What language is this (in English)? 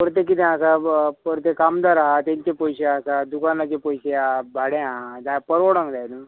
Konkani